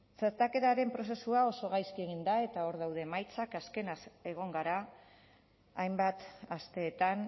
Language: Basque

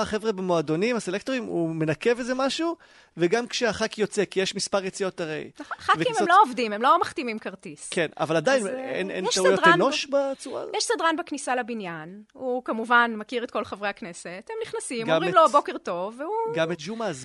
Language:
Hebrew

